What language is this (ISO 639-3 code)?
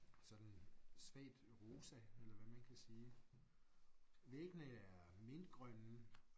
dan